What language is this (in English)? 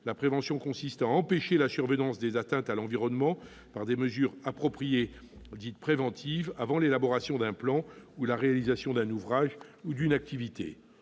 French